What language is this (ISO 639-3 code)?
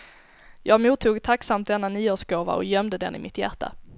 swe